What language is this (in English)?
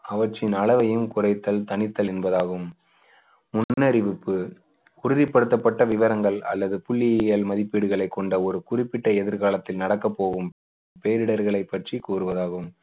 Tamil